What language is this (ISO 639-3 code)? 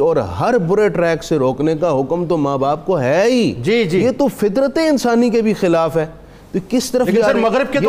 urd